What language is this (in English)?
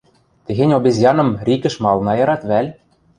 Western Mari